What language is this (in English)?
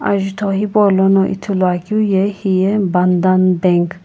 Sumi Naga